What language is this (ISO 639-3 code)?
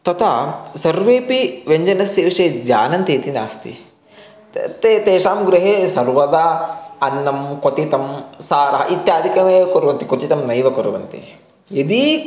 san